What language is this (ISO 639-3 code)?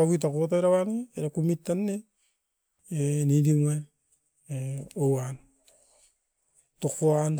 eiv